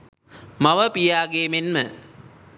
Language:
Sinhala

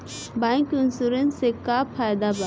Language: Bhojpuri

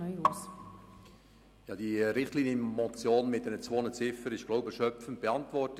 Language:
Swiss German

